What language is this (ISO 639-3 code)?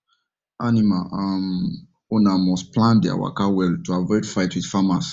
pcm